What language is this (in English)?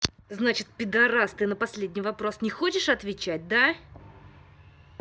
Russian